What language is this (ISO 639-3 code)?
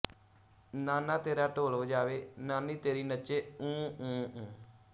pan